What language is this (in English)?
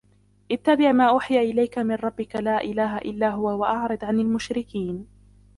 Arabic